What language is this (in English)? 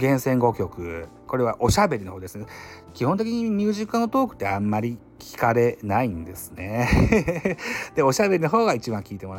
Japanese